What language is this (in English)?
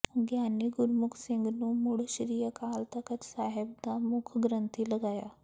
Punjabi